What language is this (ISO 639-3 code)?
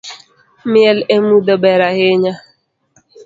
luo